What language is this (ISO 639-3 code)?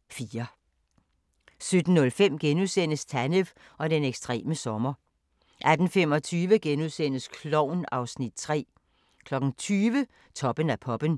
dan